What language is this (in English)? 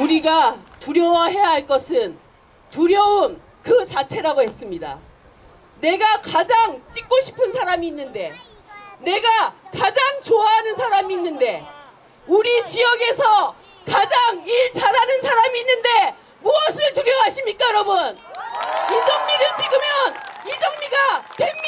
Korean